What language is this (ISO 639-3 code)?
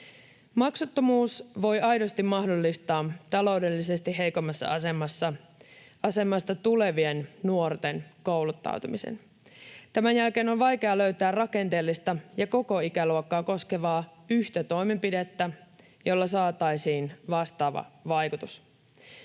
fin